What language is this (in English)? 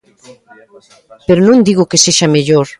Galician